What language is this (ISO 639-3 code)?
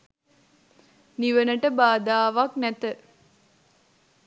sin